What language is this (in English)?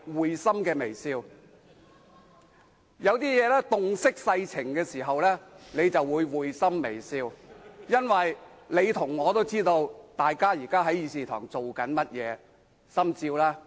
Cantonese